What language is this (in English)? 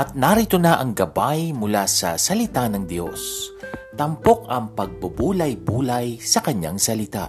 Filipino